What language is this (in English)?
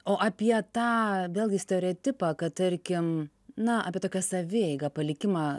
Lithuanian